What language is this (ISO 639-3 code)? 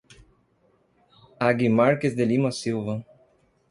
por